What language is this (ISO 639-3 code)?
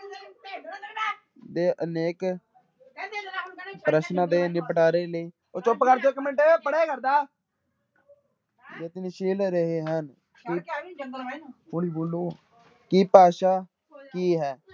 pan